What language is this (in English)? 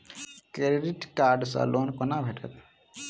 Maithili